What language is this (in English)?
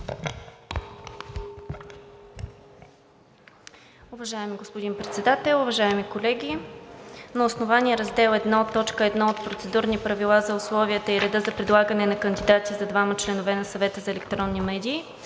Bulgarian